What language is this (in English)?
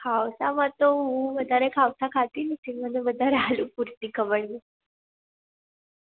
Gujarati